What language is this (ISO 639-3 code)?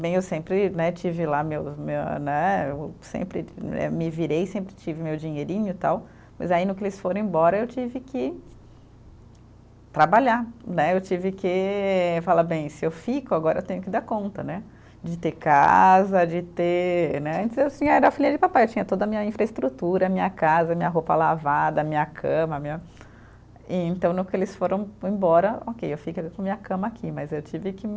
por